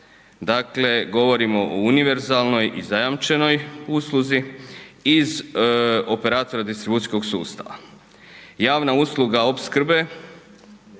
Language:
Croatian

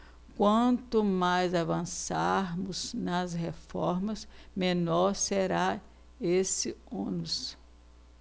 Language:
Portuguese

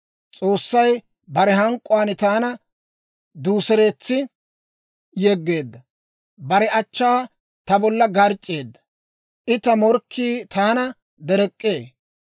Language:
Dawro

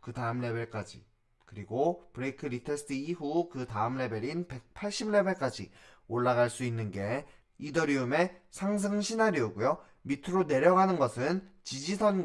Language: Korean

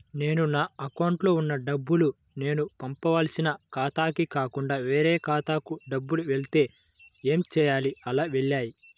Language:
Telugu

